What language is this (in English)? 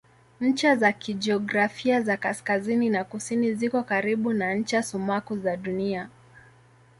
Swahili